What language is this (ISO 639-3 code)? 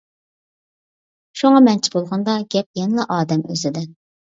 uig